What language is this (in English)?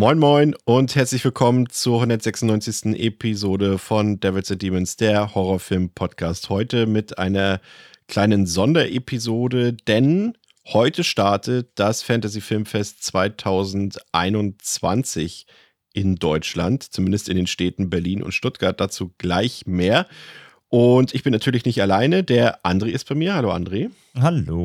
German